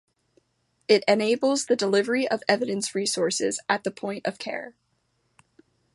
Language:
English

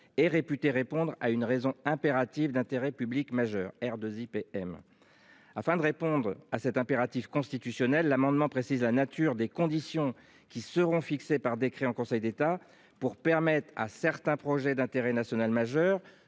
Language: French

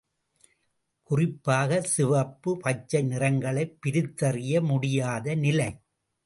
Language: Tamil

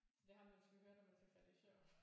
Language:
Danish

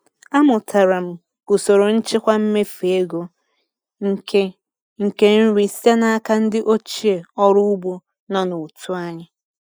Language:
Igbo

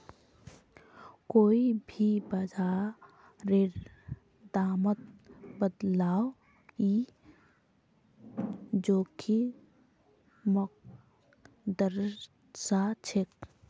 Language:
Magahi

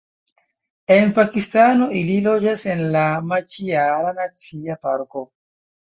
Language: Esperanto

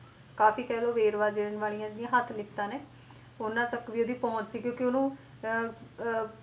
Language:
Punjabi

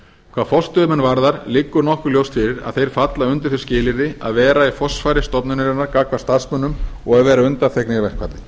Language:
Icelandic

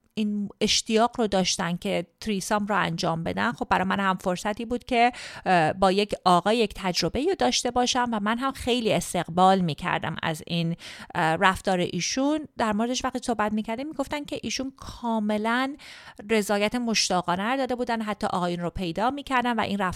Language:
Persian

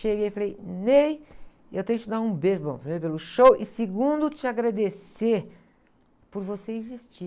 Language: Portuguese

